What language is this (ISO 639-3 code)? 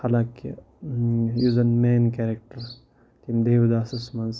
kas